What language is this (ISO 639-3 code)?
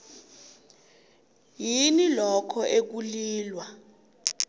nbl